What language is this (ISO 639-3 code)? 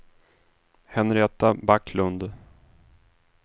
swe